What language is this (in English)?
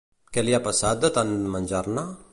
Catalan